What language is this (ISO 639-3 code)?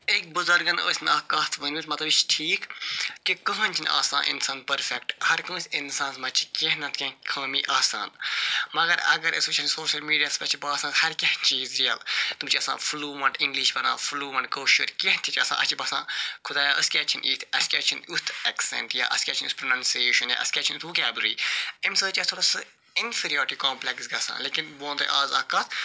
kas